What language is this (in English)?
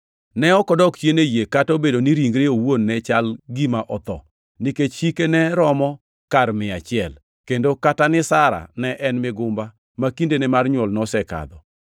Luo (Kenya and Tanzania)